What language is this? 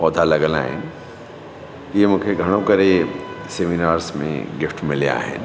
Sindhi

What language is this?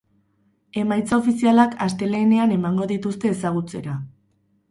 Basque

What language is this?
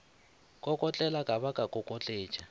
Northern Sotho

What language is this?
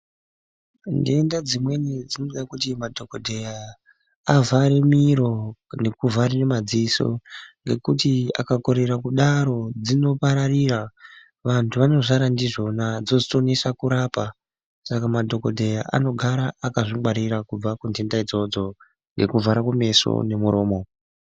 Ndau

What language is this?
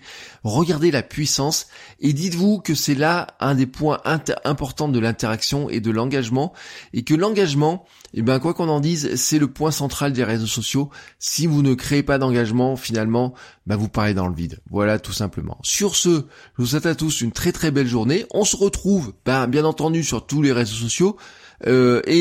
French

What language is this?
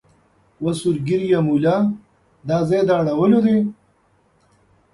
Pashto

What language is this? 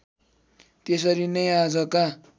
Nepali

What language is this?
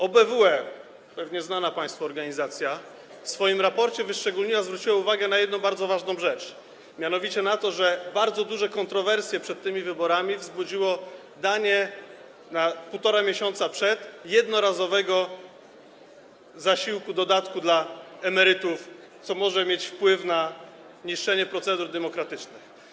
Polish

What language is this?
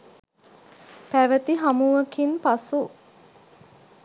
Sinhala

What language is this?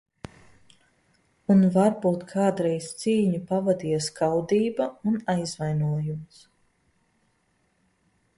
Latvian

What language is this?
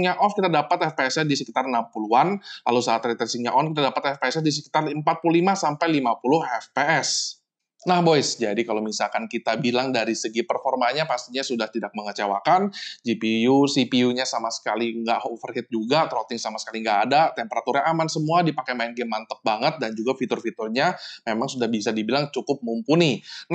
Indonesian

